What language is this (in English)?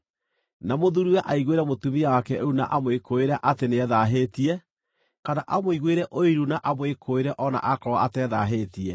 Kikuyu